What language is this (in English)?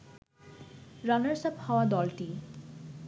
Bangla